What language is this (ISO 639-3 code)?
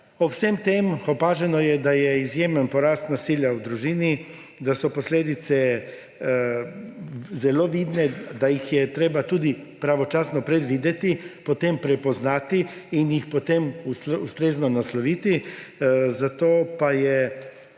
slv